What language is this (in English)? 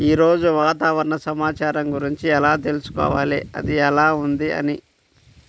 Telugu